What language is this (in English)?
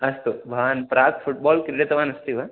Sanskrit